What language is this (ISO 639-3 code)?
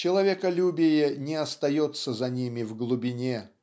rus